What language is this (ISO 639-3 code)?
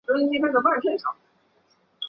zho